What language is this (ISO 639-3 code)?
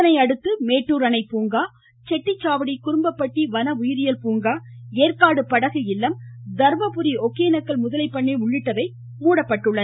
tam